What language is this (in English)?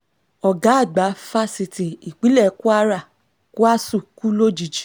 Yoruba